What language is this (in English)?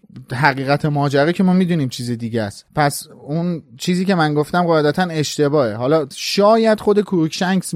Persian